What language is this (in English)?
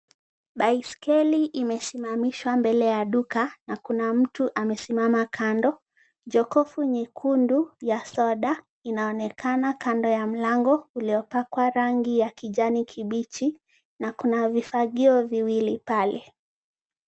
Swahili